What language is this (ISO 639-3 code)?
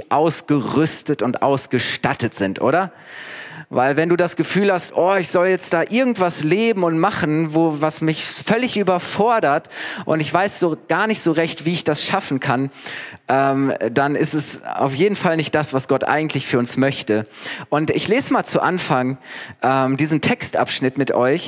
deu